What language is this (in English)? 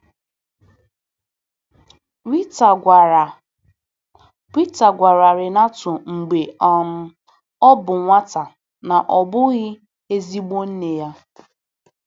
Igbo